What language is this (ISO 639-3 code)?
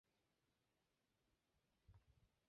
zho